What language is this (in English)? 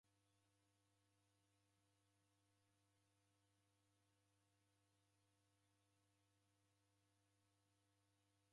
Taita